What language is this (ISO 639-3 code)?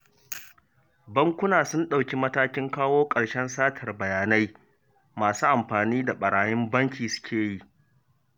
hau